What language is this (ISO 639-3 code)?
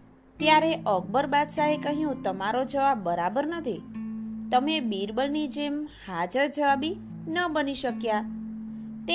guj